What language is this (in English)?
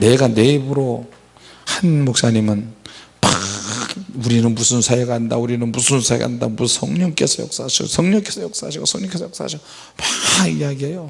Korean